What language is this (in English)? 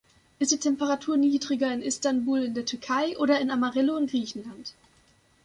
German